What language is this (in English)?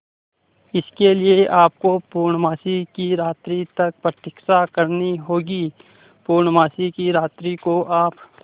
Hindi